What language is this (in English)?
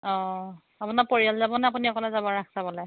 Assamese